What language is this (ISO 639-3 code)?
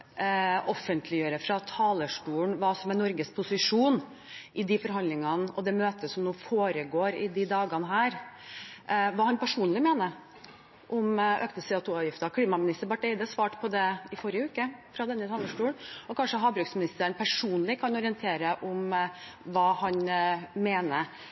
nob